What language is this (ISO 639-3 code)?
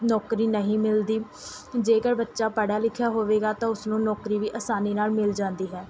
pan